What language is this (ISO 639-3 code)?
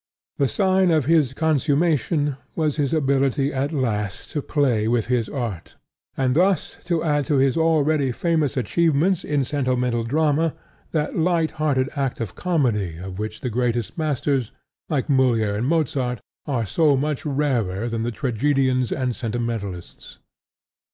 eng